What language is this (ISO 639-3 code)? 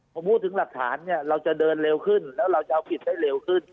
tha